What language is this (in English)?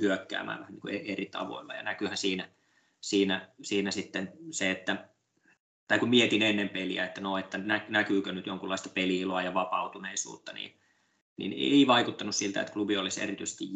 Finnish